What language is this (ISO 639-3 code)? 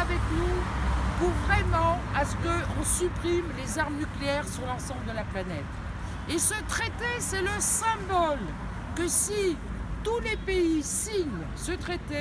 fra